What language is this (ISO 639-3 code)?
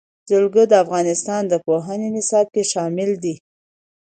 pus